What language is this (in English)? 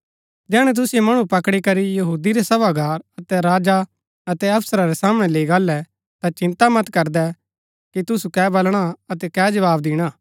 Gaddi